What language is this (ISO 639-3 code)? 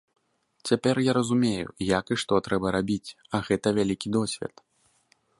bel